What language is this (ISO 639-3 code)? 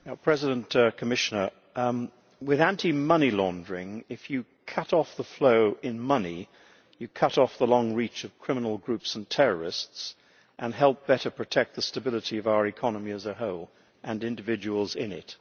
eng